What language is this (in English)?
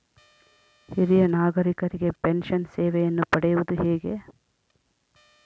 Kannada